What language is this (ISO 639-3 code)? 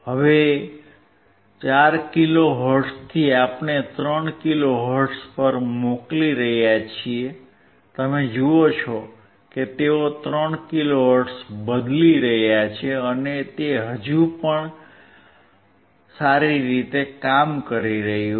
guj